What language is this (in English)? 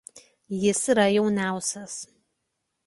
Lithuanian